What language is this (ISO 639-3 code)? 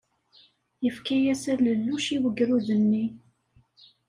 kab